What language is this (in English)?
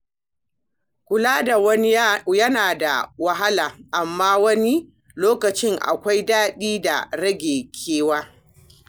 Hausa